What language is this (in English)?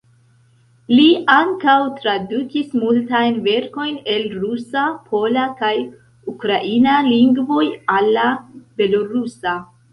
Esperanto